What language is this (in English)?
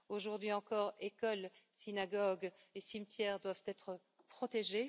French